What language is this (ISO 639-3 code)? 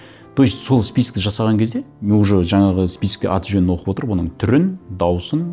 kaz